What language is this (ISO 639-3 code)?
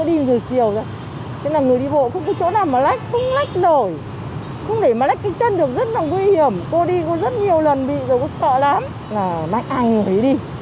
vie